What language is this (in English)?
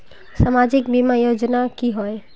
Magahi